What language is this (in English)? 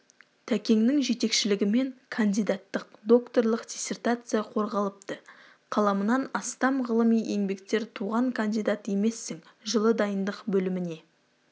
Kazakh